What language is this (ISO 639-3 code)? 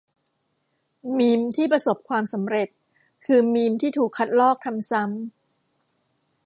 tha